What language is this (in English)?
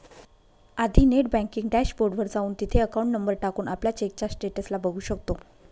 Marathi